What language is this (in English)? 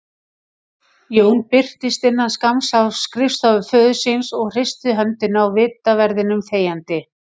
Icelandic